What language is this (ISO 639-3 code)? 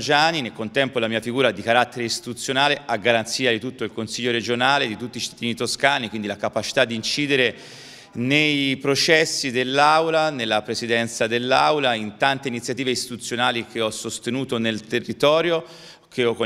ita